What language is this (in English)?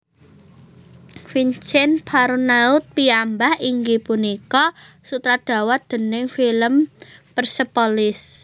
Javanese